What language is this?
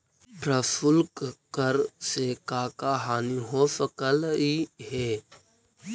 Magahi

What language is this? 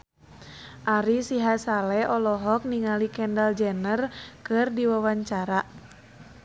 Sundanese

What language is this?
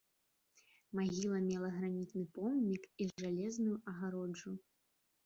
Belarusian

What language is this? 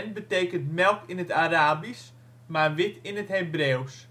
Dutch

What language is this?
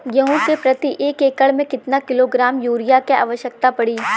Bhojpuri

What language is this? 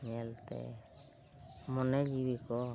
Santali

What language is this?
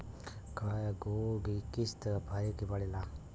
Bhojpuri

